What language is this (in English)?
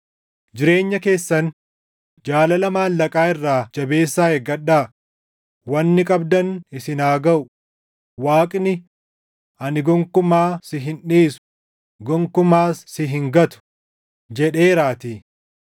Oromo